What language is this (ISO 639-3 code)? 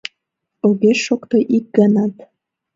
chm